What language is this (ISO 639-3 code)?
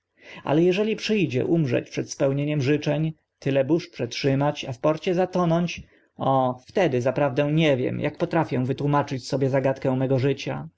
pol